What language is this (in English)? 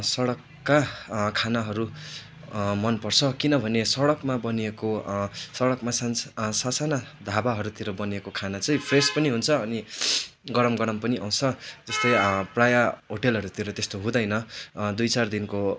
Nepali